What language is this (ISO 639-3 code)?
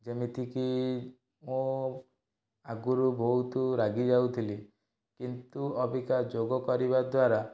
ori